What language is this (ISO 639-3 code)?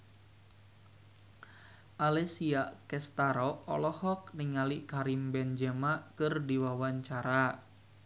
sun